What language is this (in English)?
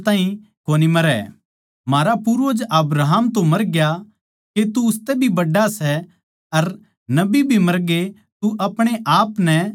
Haryanvi